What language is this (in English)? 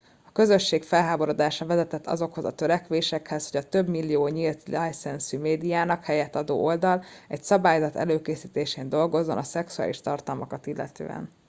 Hungarian